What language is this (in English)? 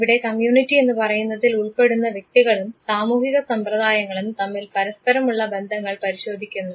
Malayalam